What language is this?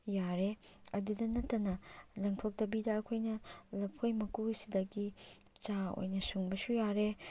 Manipuri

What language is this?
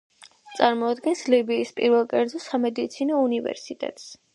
Georgian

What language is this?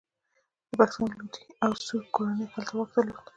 Pashto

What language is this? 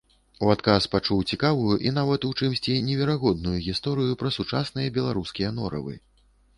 Belarusian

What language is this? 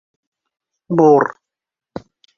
Bashkir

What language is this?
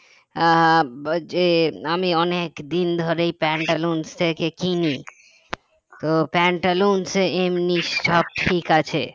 Bangla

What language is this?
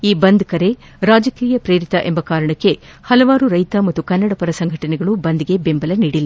Kannada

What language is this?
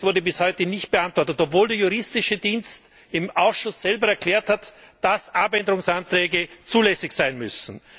German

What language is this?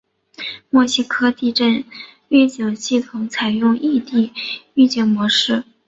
Chinese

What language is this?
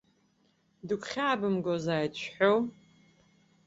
Abkhazian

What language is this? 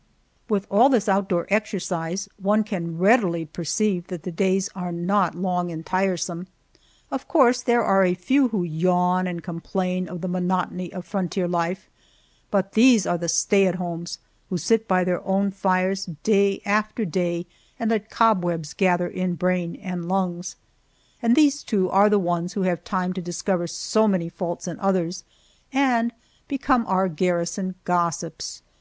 English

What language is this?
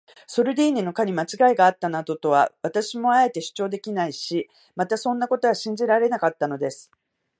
Japanese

